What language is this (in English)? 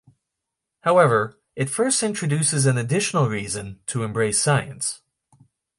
English